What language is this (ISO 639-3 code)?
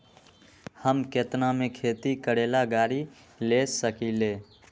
mag